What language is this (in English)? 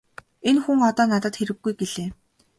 Mongolian